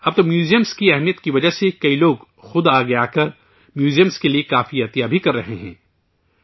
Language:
Urdu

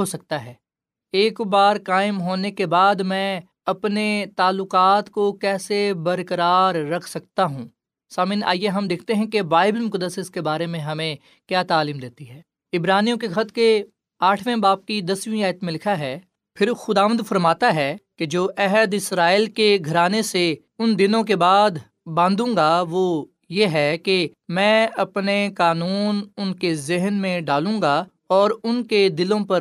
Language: Urdu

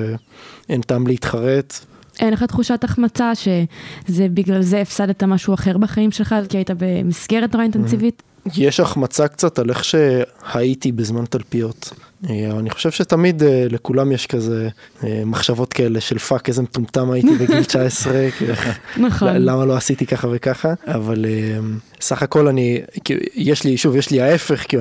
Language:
Hebrew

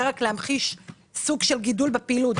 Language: Hebrew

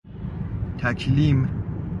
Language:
Persian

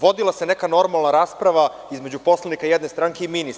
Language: Serbian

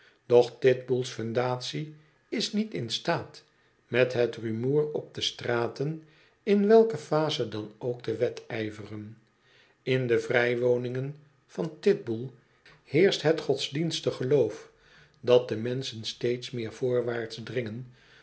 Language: Dutch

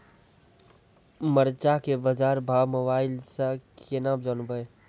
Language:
Maithili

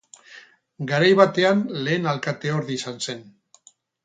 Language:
Basque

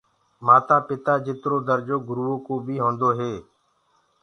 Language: Gurgula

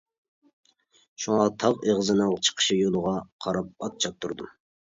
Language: Uyghur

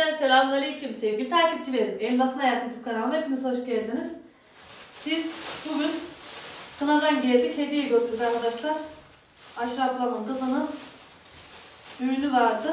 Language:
Turkish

